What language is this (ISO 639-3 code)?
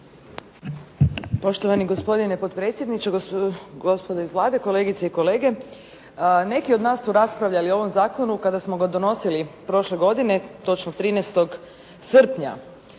hrv